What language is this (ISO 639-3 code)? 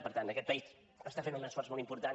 cat